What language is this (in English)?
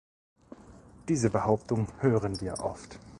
German